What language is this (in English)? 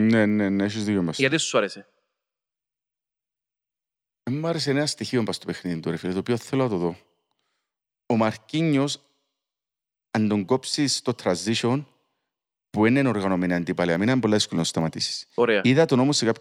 Greek